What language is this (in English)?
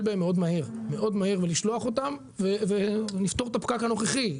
Hebrew